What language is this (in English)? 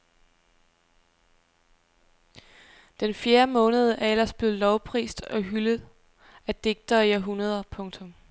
Danish